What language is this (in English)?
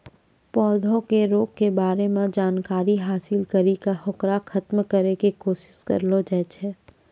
Maithili